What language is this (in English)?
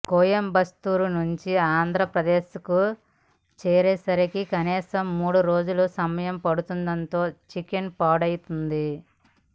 Telugu